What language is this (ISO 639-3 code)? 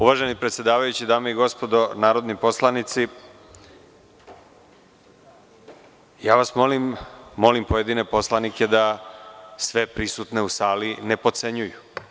srp